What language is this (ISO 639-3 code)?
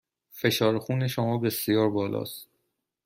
fas